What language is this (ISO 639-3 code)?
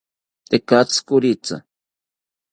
cpy